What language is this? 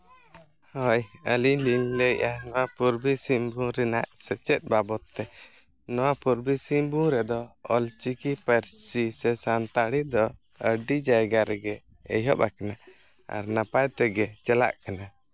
Santali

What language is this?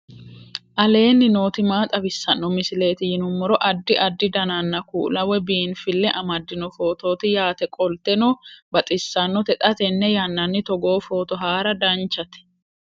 Sidamo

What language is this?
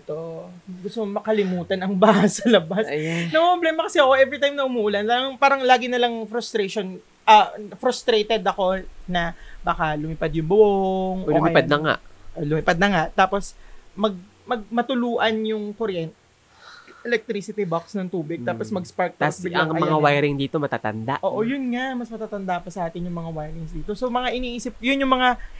Filipino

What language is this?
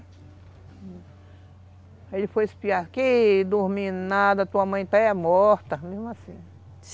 Portuguese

